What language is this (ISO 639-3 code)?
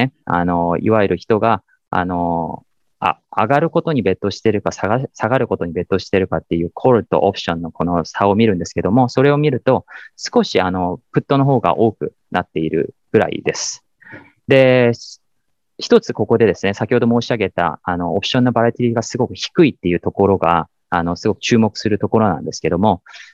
jpn